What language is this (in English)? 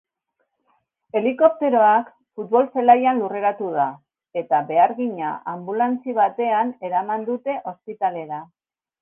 Basque